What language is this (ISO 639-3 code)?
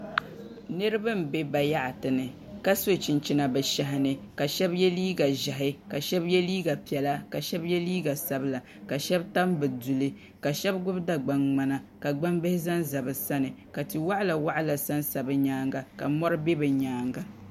dag